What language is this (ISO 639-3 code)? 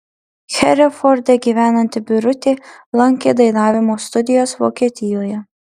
lit